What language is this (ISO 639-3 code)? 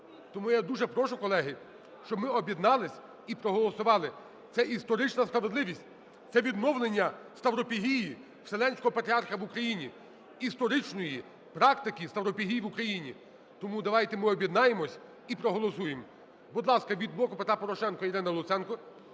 ukr